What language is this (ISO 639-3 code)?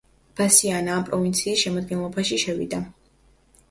kat